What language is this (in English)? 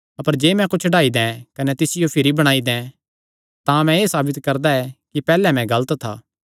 Kangri